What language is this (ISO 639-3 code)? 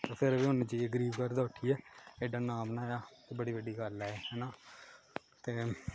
doi